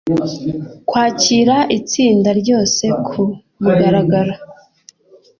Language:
Kinyarwanda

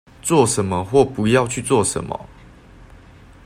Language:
Chinese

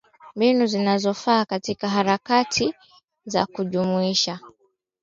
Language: Swahili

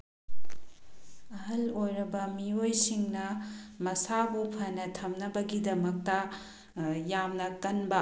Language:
Manipuri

